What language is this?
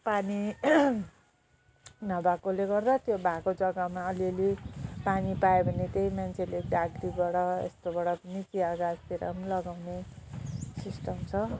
Nepali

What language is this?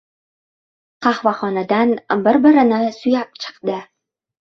Uzbek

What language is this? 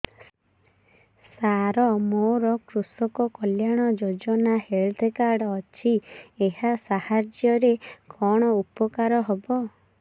Odia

